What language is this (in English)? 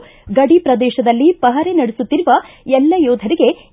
Kannada